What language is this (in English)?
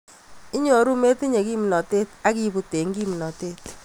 Kalenjin